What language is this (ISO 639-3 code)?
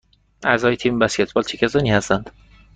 fas